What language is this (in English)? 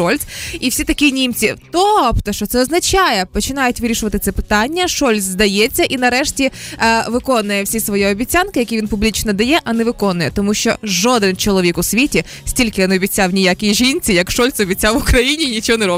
Ukrainian